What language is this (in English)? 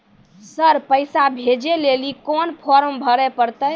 Maithili